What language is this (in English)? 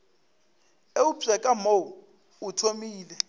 Northern Sotho